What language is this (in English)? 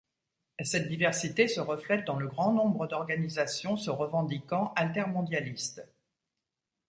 French